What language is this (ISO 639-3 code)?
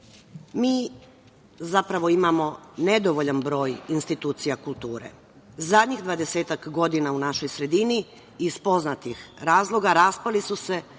srp